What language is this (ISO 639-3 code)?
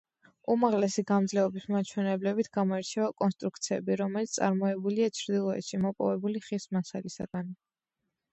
kat